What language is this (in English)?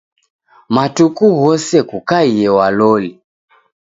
Taita